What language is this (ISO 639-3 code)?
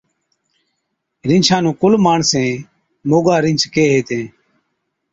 odk